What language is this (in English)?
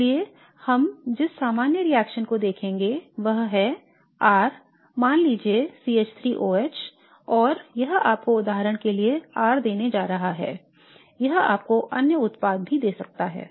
Hindi